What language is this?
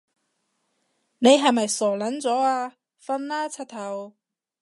Cantonese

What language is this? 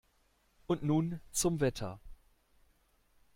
German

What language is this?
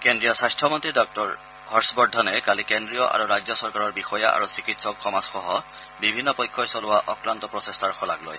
Assamese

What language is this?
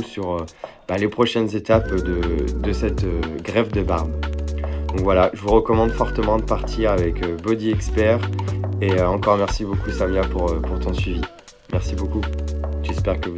French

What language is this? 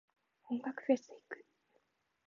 Japanese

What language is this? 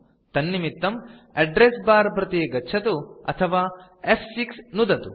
Sanskrit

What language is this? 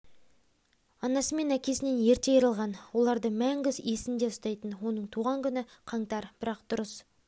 Kazakh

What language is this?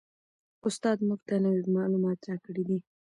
Pashto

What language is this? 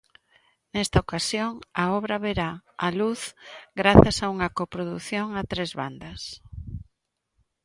Galician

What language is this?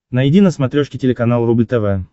Russian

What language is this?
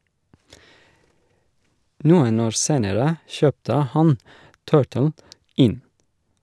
Norwegian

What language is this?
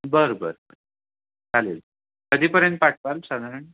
Marathi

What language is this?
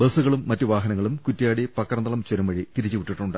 Malayalam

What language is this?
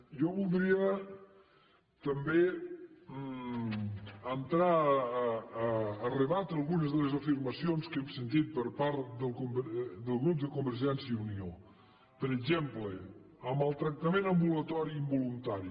Catalan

